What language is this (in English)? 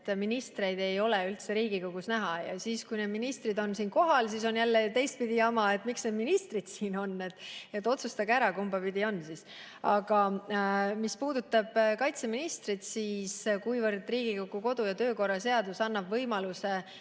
Estonian